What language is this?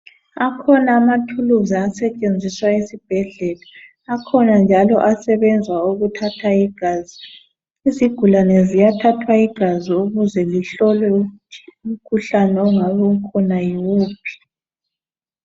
North Ndebele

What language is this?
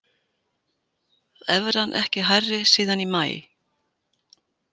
Icelandic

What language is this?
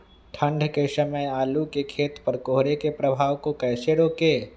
Magahi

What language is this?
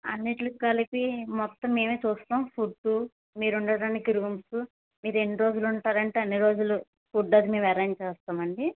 Telugu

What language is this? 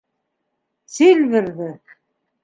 Bashkir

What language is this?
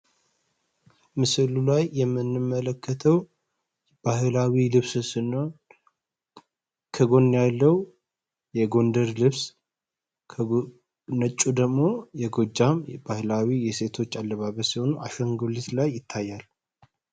Amharic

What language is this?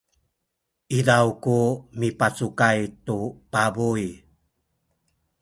Sakizaya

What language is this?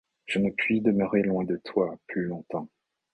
French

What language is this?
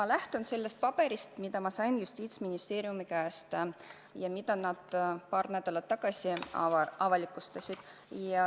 Estonian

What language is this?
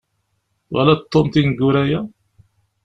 Kabyle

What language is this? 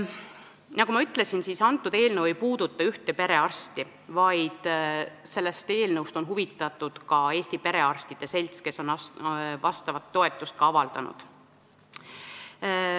Estonian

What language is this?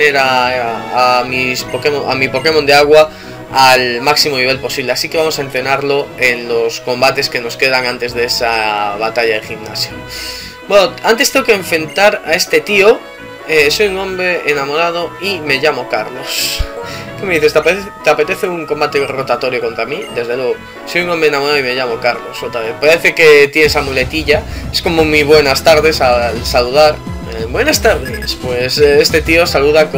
Spanish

